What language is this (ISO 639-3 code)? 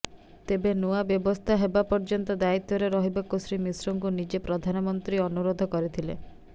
ori